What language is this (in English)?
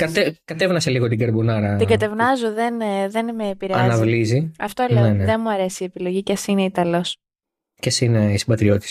Greek